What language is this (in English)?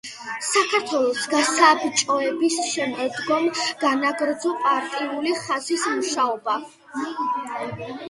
Georgian